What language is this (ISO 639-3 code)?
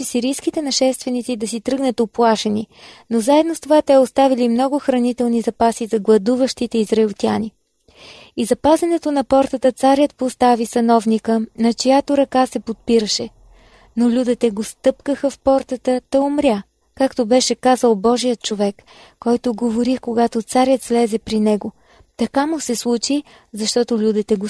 bul